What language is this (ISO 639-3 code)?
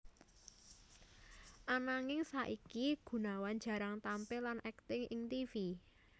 jav